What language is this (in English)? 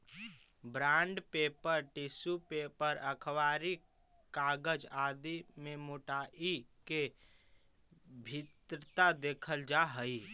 Magahi